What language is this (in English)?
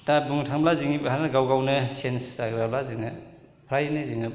Bodo